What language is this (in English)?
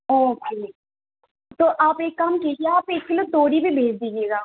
Urdu